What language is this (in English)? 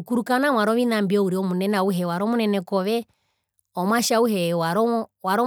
Herero